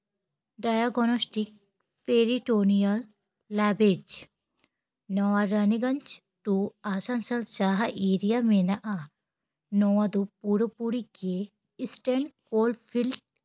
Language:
Santali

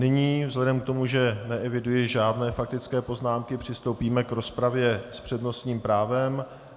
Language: Czech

